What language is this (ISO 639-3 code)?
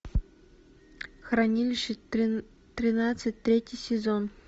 rus